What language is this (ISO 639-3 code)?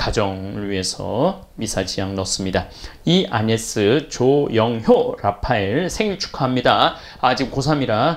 kor